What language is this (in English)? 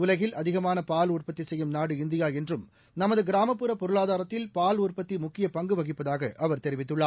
Tamil